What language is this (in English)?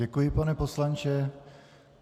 Czech